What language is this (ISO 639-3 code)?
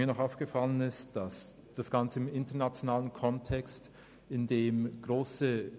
gsw